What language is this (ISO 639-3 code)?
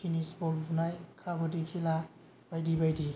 brx